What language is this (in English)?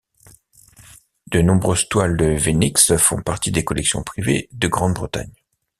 French